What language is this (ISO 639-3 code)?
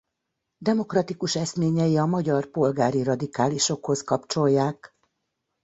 hun